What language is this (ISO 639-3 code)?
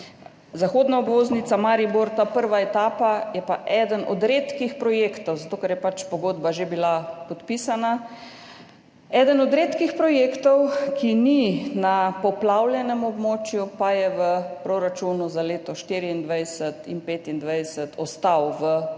slv